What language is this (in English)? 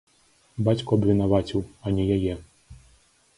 Belarusian